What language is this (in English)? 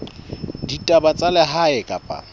Southern Sotho